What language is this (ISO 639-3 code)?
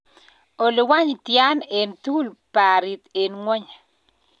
kln